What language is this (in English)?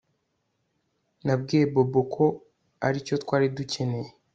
Kinyarwanda